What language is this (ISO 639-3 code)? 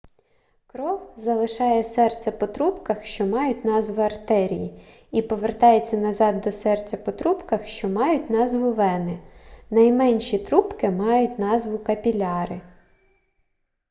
ukr